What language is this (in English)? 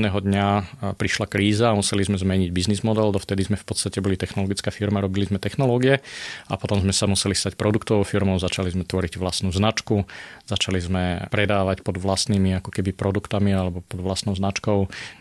Slovak